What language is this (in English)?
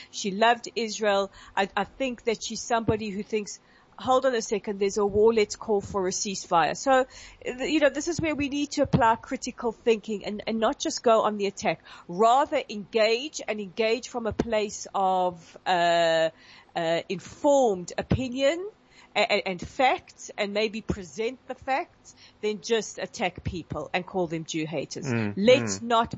English